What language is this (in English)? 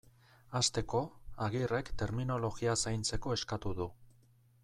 Basque